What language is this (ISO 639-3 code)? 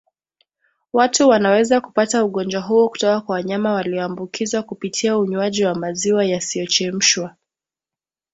swa